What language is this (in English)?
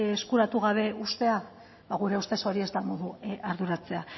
Basque